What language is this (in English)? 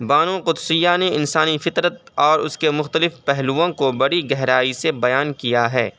Urdu